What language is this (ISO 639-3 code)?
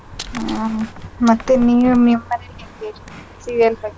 kan